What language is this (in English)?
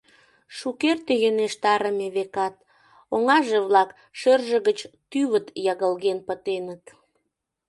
Mari